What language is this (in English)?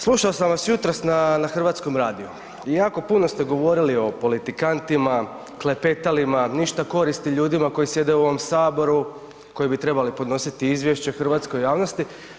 Croatian